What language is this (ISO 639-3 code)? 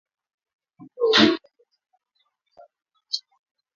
swa